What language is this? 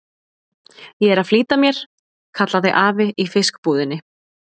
Icelandic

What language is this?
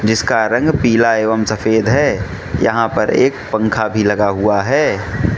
Hindi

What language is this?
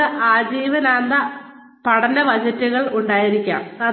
Malayalam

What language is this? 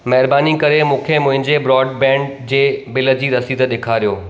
Sindhi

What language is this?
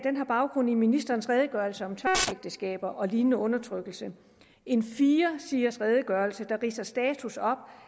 Danish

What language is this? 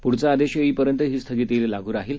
Marathi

